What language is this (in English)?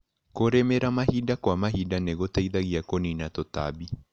Kikuyu